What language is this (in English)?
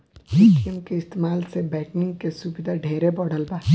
Bhojpuri